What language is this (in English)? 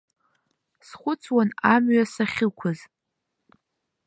Abkhazian